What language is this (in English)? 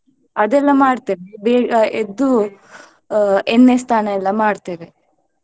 Kannada